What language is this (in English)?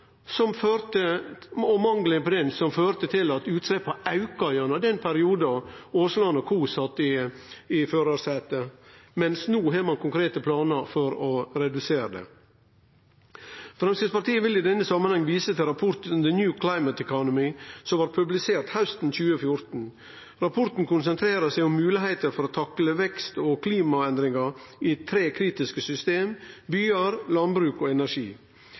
Norwegian Nynorsk